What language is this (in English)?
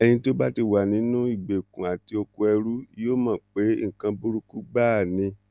Yoruba